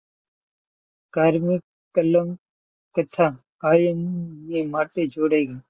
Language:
Gujarati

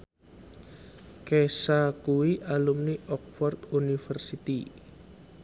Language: Javanese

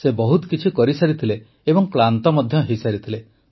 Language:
Odia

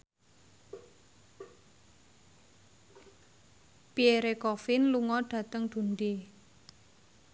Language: Javanese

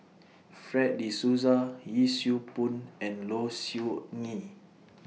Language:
English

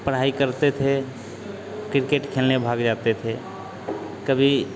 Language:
Hindi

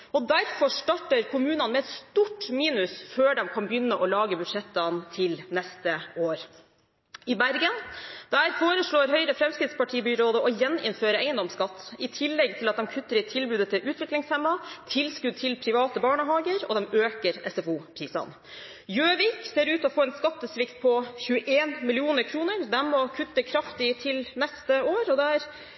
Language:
Norwegian Bokmål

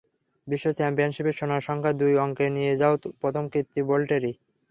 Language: Bangla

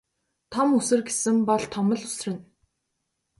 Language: Mongolian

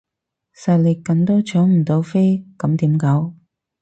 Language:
Cantonese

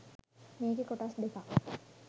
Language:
Sinhala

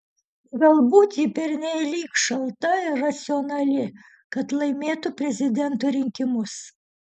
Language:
Lithuanian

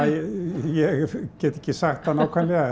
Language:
Icelandic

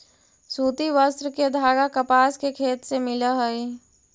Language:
Magahi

